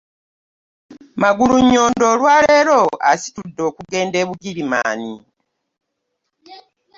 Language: Ganda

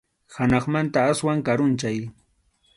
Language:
Arequipa-La Unión Quechua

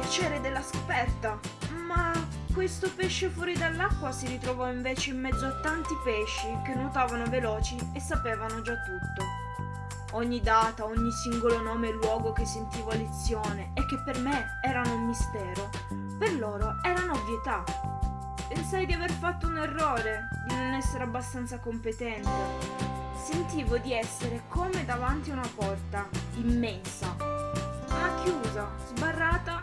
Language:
Italian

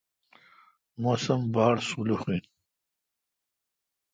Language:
Kalkoti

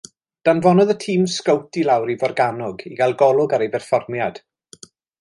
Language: Welsh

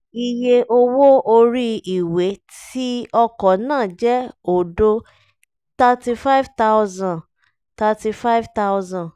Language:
Yoruba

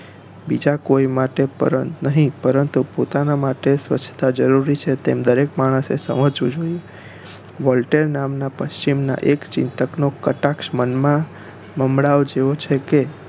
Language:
Gujarati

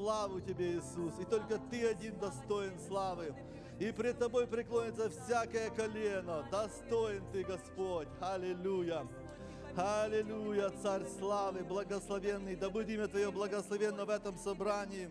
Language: Russian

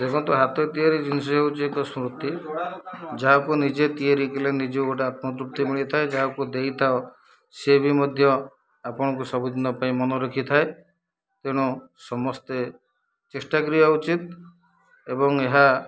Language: Odia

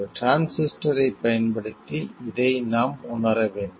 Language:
Tamil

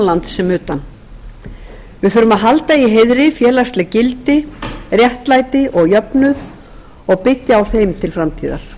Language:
Icelandic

